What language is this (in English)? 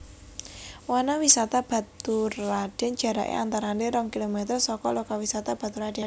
Javanese